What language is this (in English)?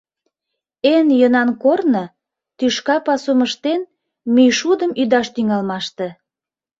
Mari